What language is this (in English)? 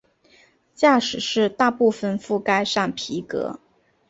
Chinese